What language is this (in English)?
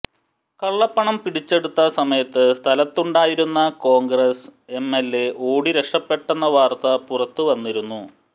Malayalam